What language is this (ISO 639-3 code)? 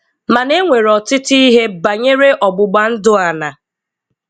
ibo